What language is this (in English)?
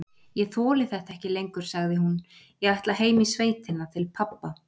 Icelandic